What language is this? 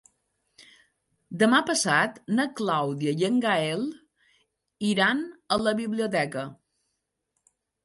Catalan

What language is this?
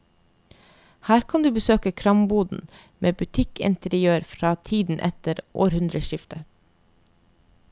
Norwegian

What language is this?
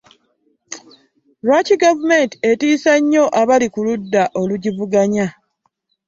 Ganda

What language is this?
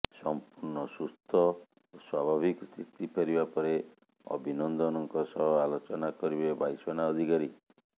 Odia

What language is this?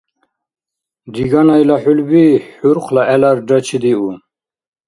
Dargwa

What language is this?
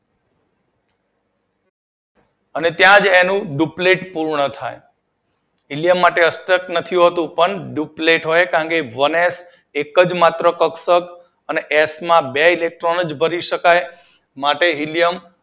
Gujarati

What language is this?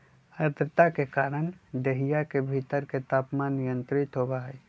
Magahi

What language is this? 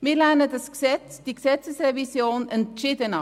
Swiss German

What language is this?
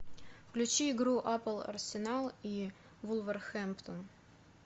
Russian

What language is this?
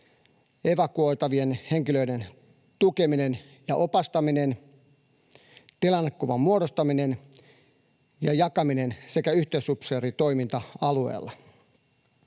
Finnish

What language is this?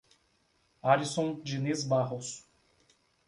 Portuguese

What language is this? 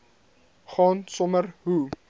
Afrikaans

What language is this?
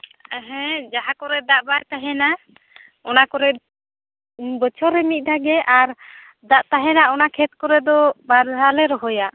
Santali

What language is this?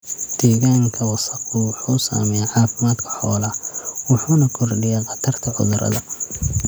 Somali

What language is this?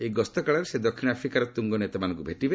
Odia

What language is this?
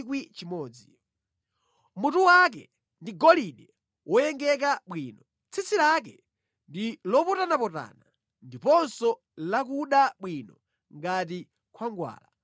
Nyanja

